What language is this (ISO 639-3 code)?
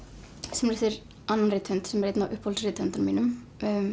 isl